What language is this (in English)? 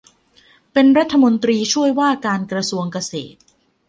Thai